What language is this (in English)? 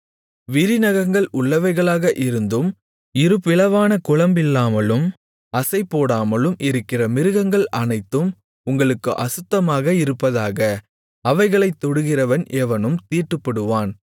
Tamil